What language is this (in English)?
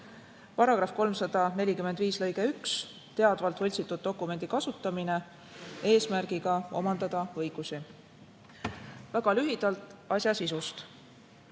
Estonian